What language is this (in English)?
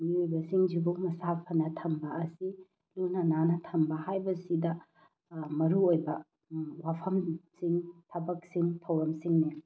Manipuri